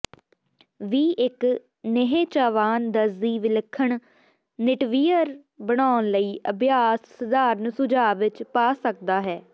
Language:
Punjabi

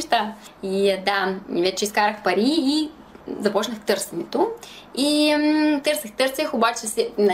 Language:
Bulgarian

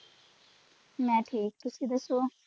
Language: Punjabi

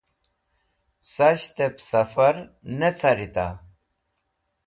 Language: Wakhi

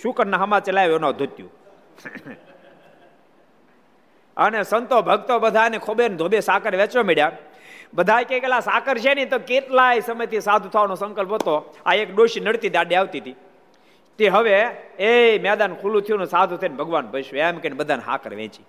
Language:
Gujarati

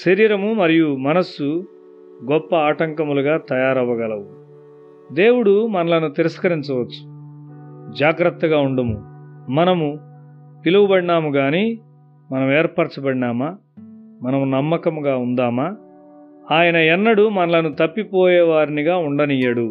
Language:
Telugu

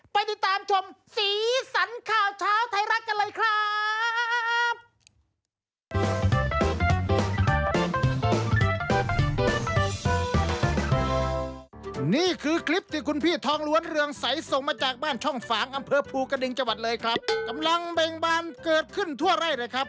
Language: Thai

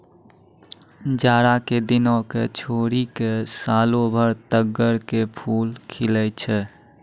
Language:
Maithili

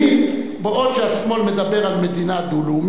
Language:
Hebrew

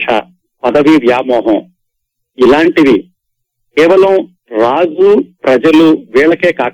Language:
Telugu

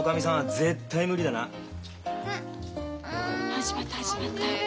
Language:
Japanese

